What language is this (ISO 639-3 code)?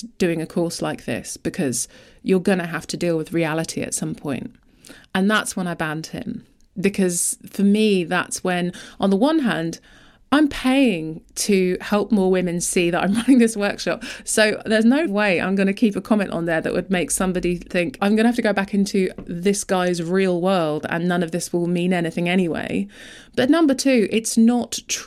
eng